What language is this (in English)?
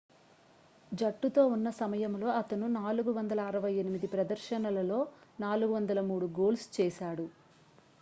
Telugu